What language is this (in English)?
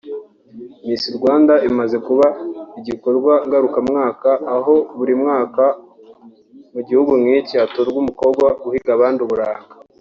Kinyarwanda